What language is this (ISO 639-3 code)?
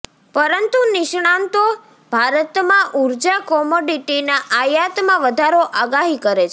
guj